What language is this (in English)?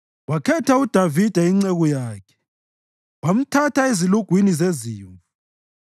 North Ndebele